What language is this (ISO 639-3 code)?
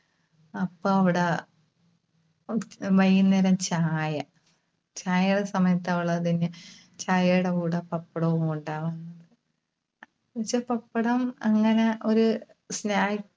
mal